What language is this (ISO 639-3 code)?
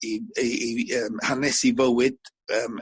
cym